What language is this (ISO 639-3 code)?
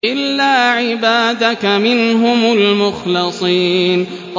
ara